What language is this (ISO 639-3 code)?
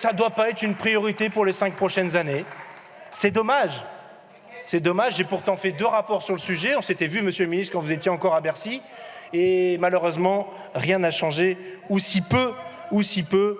fra